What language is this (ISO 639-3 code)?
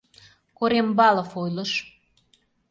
chm